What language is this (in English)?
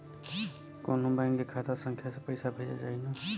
Bhojpuri